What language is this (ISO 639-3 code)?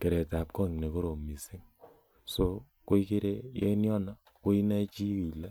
kln